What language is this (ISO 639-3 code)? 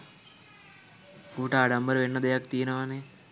sin